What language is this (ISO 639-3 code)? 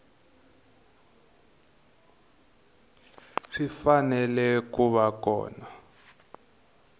tso